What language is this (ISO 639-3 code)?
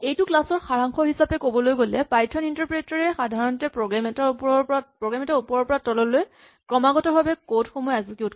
asm